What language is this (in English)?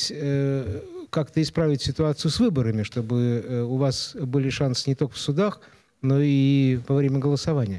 Russian